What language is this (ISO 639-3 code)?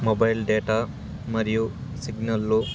tel